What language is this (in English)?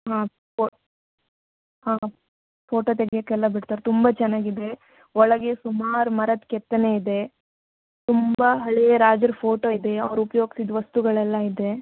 Kannada